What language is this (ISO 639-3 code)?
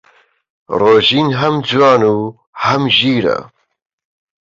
ckb